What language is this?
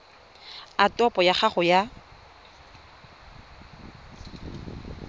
Tswana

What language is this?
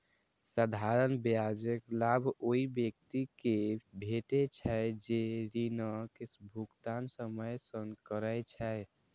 Maithili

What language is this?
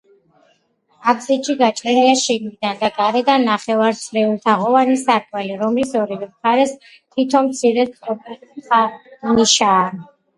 Georgian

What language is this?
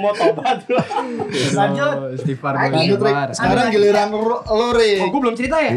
Indonesian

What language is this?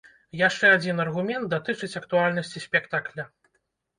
Belarusian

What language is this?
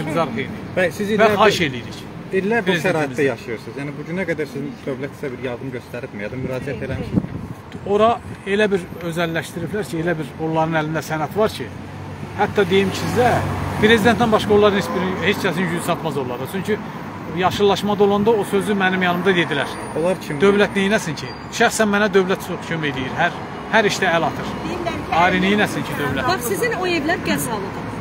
Turkish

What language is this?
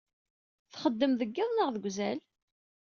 Kabyle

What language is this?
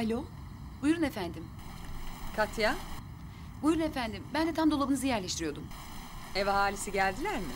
Turkish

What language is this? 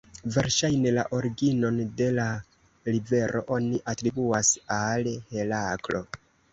Esperanto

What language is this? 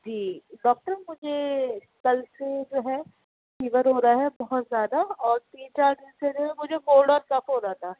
Urdu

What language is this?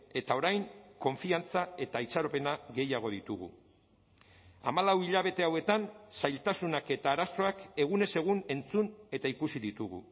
Basque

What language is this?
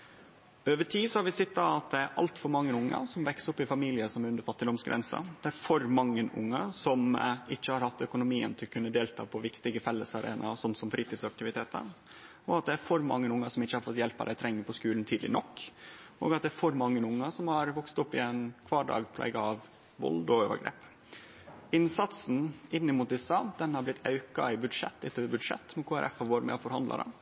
Norwegian Nynorsk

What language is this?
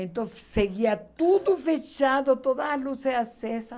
Portuguese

